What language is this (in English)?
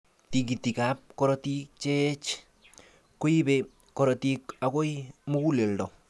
Kalenjin